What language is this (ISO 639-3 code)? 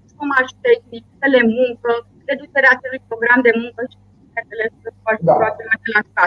ron